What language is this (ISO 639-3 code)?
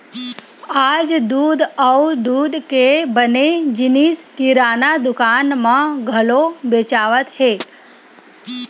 hne